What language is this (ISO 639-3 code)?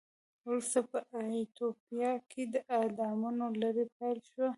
pus